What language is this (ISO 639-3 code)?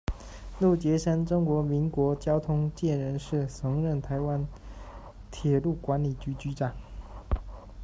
zho